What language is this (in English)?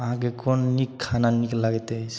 Maithili